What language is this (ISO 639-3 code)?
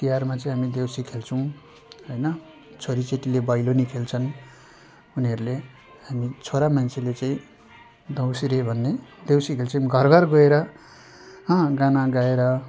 nep